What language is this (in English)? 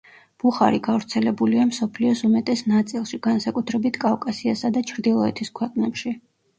Georgian